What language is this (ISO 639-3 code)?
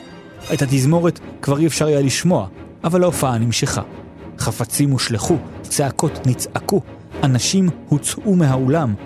heb